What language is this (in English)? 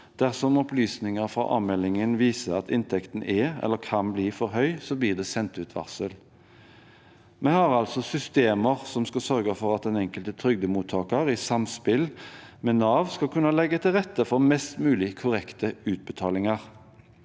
Norwegian